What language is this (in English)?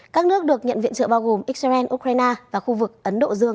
Vietnamese